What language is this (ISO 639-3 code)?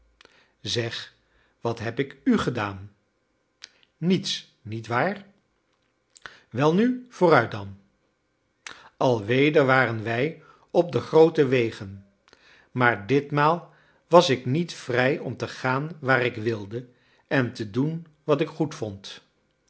nld